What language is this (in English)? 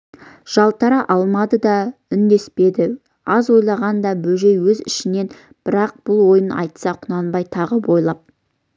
Kazakh